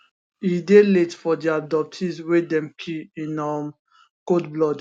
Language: Nigerian Pidgin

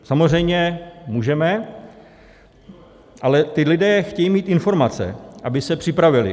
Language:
Czech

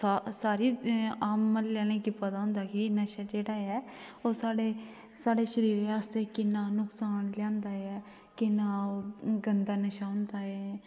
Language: Dogri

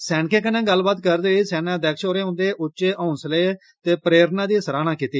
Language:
Dogri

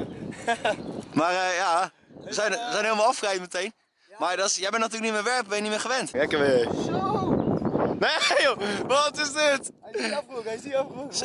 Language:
Dutch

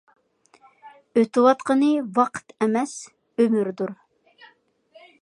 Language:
Uyghur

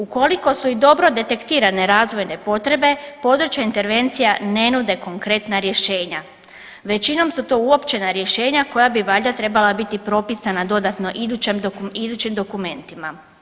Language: Croatian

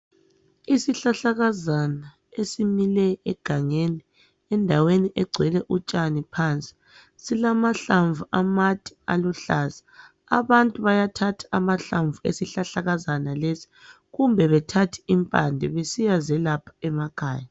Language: North Ndebele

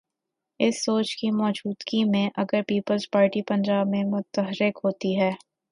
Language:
Urdu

